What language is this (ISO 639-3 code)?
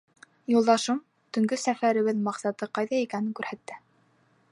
bak